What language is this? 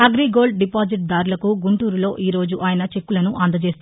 Telugu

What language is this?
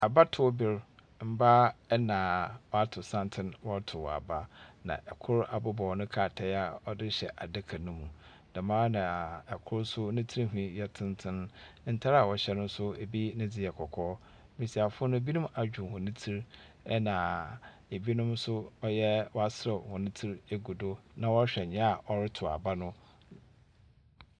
Akan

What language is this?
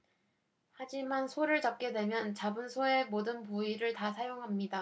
Korean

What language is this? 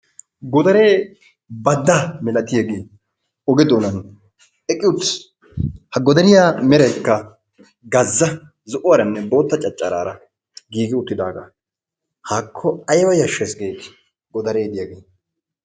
Wolaytta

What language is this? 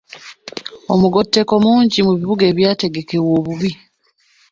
Ganda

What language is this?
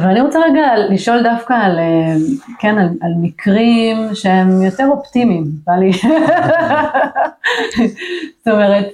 Hebrew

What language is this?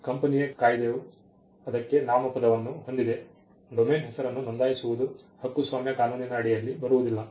Kannada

